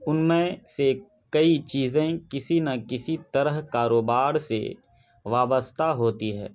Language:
Urdu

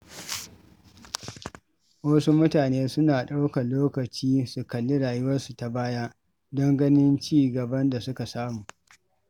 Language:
Hausa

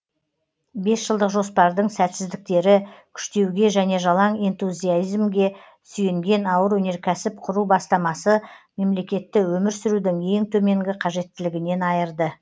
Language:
Kazakh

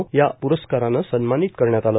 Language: Marathi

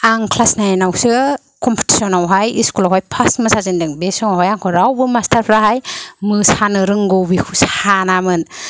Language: Bodo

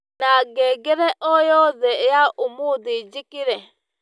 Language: Kikuyu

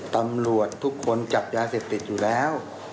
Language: Thai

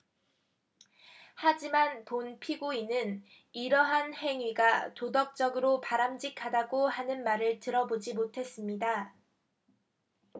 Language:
Korean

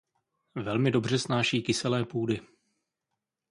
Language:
Czech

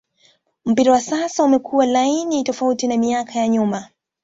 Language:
Swahili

